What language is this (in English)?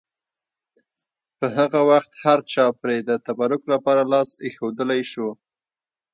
Pashto